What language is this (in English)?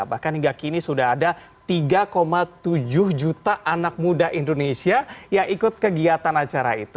Indonesian